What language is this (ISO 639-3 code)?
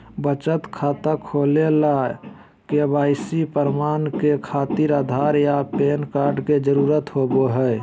mag